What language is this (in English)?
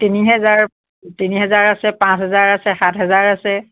Assamese